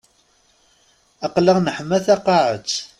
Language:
Kabyle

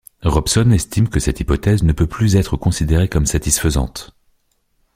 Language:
French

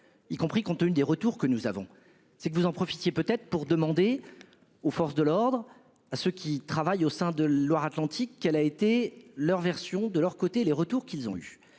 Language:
French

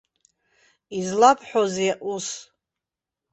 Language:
Abkhazian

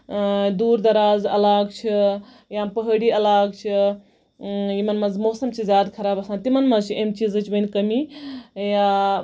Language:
Kashmiri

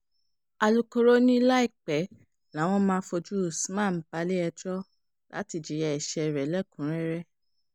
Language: Yoruba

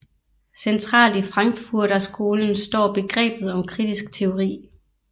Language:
Danish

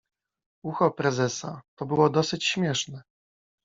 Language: Polish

